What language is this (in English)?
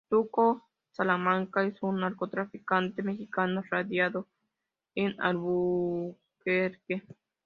Spanish